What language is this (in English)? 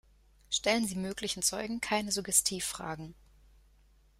German